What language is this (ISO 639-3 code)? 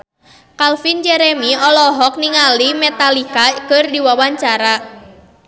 sun